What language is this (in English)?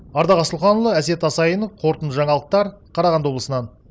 Kazakh